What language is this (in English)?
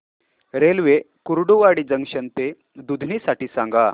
Marathi